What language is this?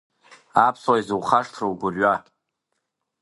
Abkhazian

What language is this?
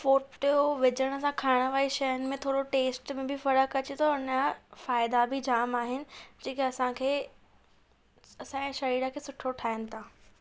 Sindhi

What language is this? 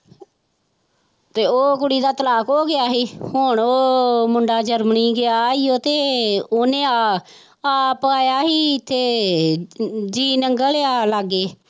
Punjabi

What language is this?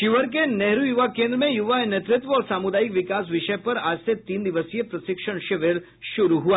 Hindi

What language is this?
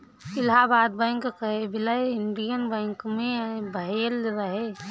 Bhojpuri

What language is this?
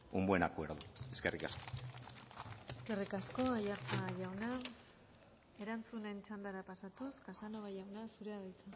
Basque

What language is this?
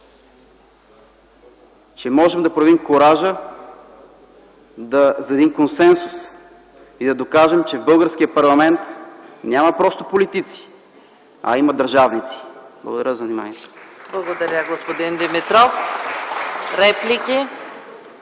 Bulgarian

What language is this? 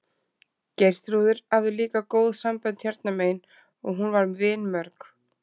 Icelandic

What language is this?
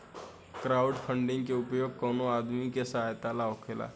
Bhojpuri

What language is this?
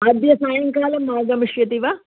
Sanskrit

